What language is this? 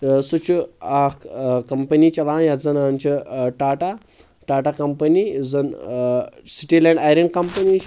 Kashmiri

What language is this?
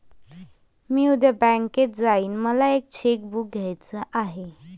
Marathi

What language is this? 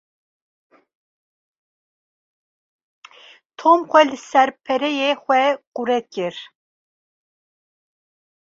Kurdish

